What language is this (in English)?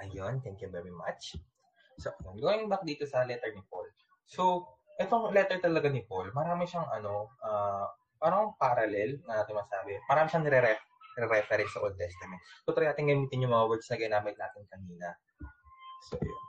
Filipino